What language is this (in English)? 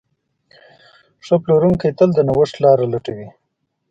Pashto